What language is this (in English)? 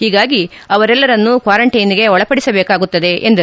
Kannada